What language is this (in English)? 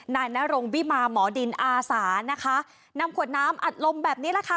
Thai